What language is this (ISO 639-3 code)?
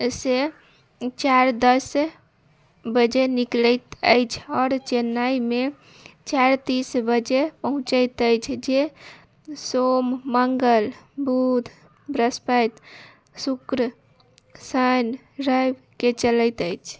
mai